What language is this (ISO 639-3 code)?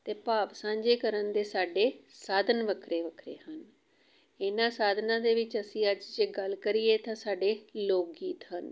pan